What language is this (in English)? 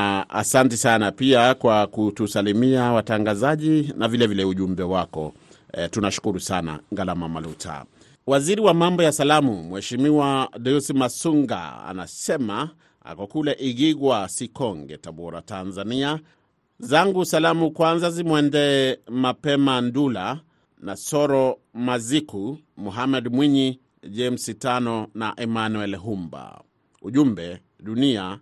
Swahili